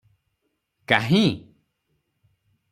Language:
Odia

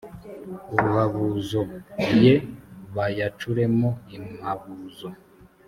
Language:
Kinyarwanda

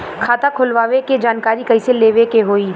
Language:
Bhojpuri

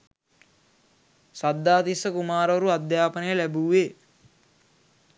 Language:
Sinhala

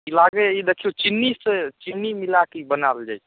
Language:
Maithili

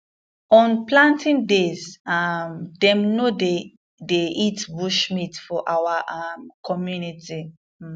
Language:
Nigerian Pidgin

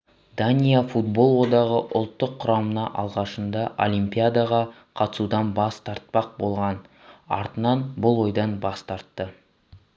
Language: Kazakh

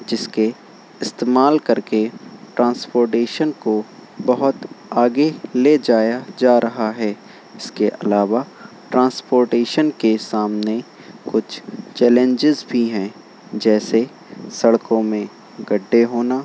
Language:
Urdu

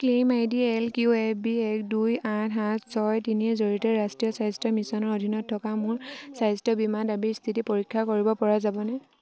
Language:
Assamese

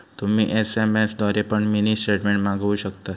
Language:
Marathi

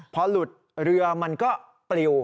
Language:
Thai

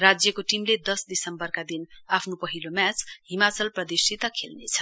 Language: Nepali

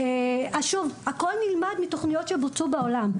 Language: Hebrew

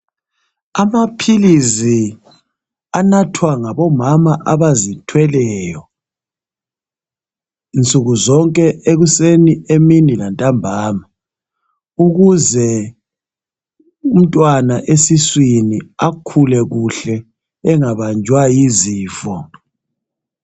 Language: North Ndebele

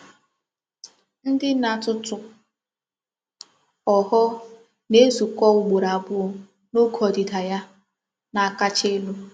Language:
Igbo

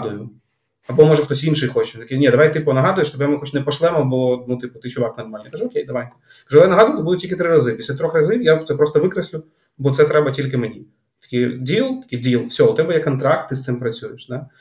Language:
Ukrainian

